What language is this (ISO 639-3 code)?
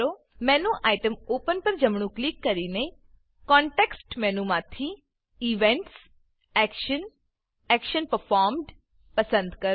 guj